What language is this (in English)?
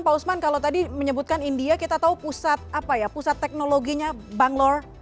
Indonesian